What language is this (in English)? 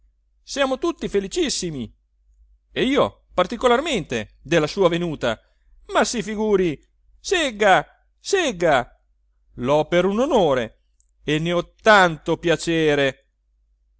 Italian